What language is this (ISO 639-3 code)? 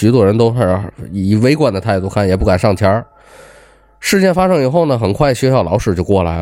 zho